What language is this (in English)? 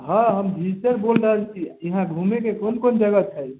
Maithili